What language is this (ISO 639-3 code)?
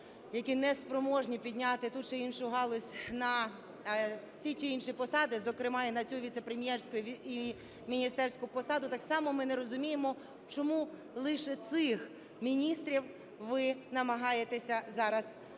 ukr